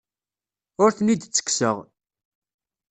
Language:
Kabyle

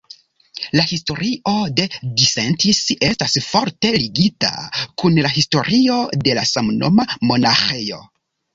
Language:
Esperanto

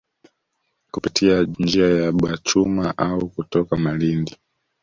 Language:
Swahili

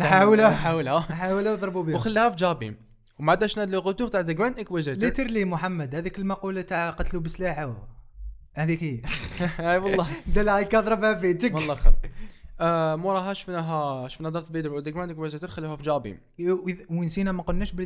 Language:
Arabic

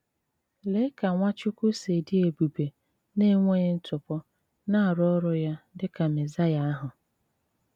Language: Igbo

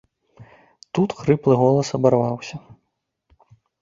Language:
Belarusian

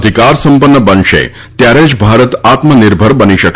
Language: Gujarati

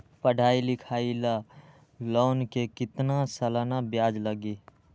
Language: Magahi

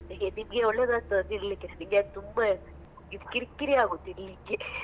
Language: Kannada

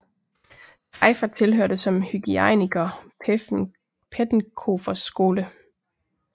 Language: Danish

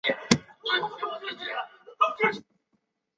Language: Chinese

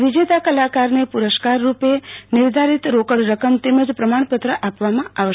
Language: Gujarati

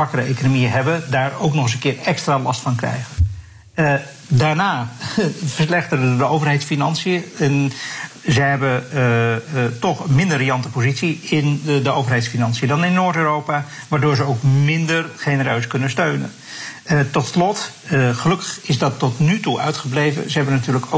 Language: Dutch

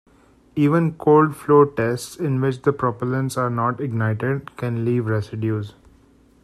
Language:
English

